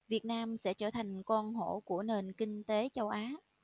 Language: Vietnamese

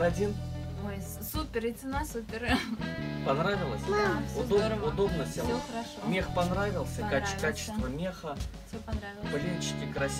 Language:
Russian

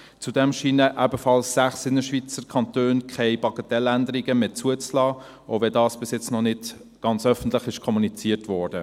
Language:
Swiss German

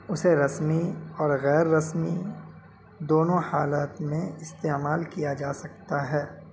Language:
Urdu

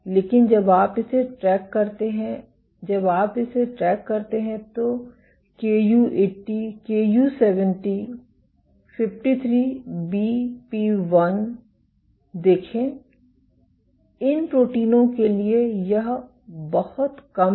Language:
Hindi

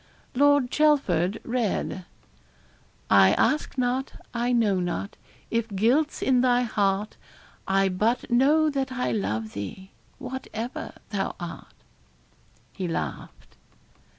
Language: English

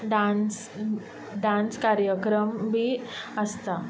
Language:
Konkani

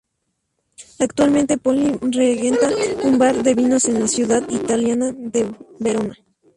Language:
Spanish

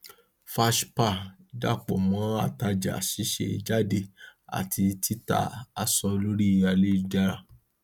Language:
Yoruba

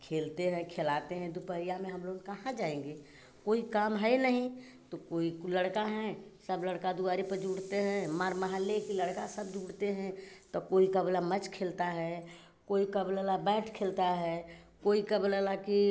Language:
Hindi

